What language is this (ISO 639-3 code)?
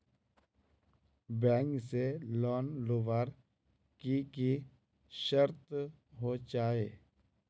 mag